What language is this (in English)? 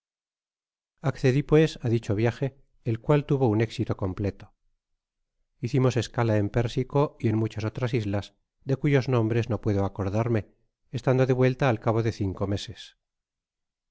Spanish